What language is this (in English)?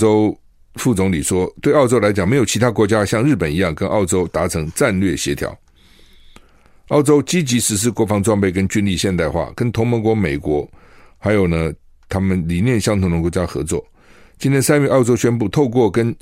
Chinese